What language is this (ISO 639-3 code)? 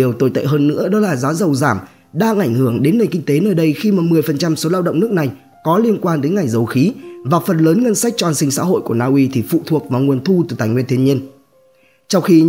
vie